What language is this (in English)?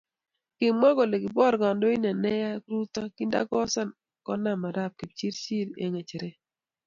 Kalenjin